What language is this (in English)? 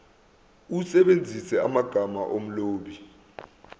Zulu